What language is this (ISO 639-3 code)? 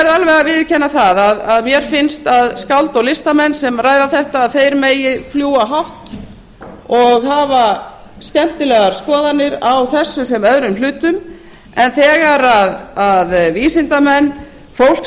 isl